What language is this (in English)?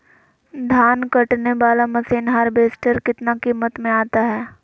Magahi